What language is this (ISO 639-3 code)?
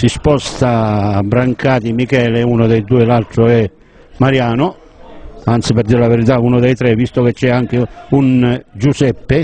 ita